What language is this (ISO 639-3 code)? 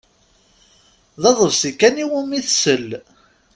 kab